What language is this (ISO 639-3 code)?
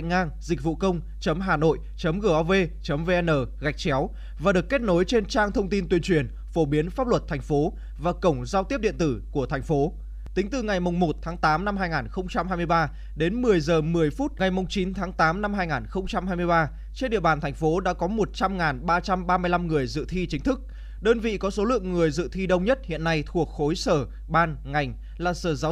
vie